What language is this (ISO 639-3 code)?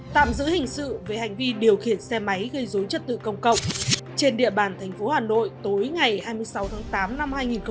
vie